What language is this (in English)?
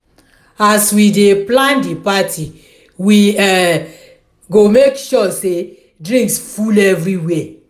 Nigerian Pidgin